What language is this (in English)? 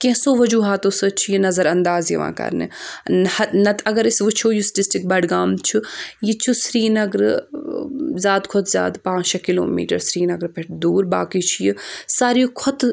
Kashmiri